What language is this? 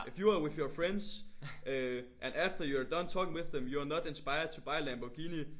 Danish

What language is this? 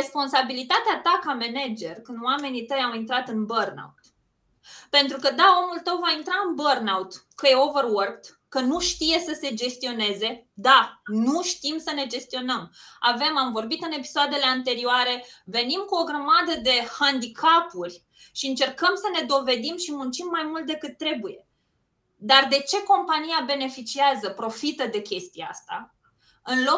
Romanian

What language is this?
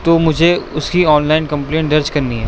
Urdu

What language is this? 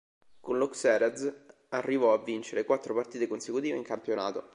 Italian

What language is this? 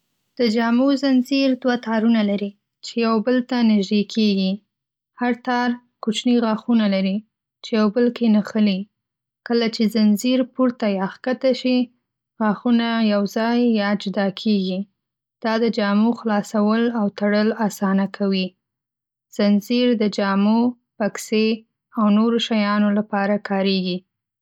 Pashto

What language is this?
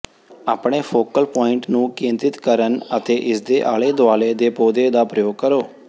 Punjabi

